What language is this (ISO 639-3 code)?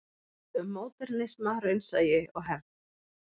isl